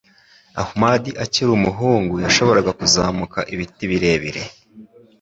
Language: Kinyarwanda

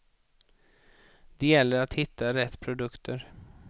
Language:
Swedish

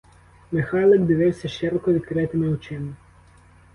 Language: Ukrainian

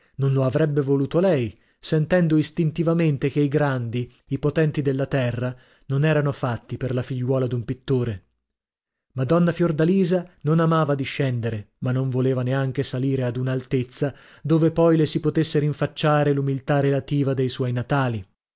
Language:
Italian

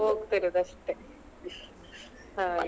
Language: Kannada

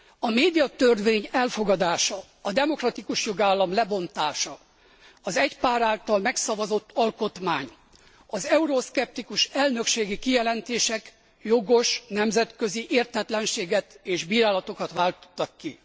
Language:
Hungarian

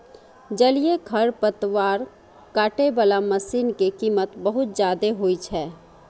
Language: Maithili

